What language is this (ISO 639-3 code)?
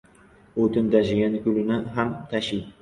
uzb